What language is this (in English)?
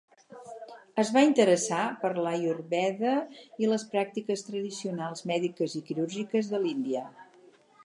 Catalan